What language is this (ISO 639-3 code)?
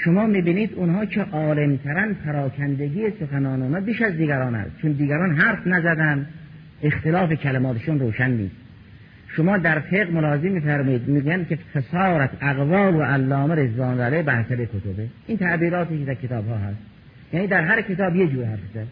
fas